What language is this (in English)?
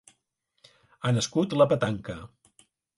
Catalan